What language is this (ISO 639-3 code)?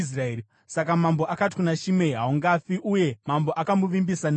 sna